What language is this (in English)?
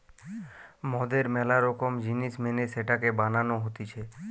Bangla